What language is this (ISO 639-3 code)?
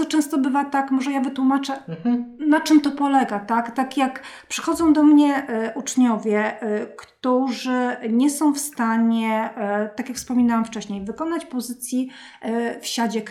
pol